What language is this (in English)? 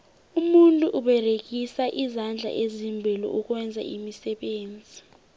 South Ndebele